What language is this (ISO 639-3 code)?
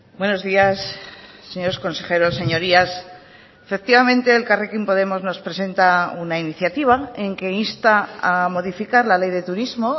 spa